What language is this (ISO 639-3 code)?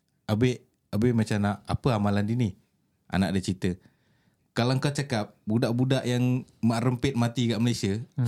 msa